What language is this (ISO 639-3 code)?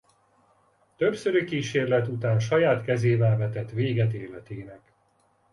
hun